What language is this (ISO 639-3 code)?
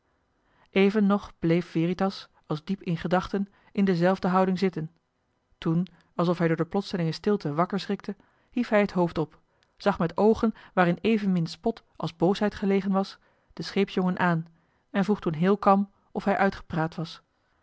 nld